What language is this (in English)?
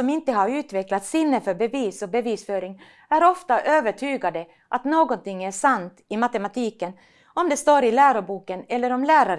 Swedish